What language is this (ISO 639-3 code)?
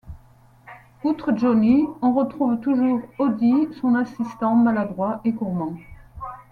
fra